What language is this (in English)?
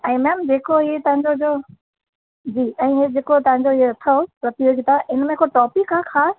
Sindhi